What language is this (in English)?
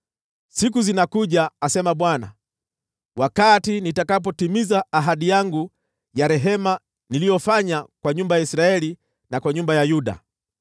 Swahili